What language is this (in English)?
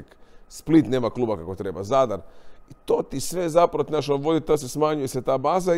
Croatian